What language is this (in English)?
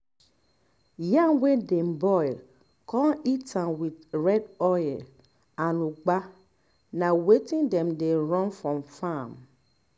Nigerian Pidgin